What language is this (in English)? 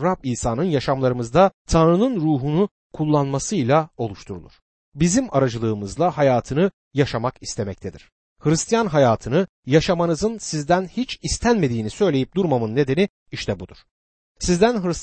Turkish